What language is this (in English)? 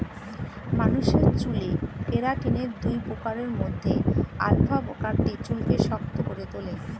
Bangla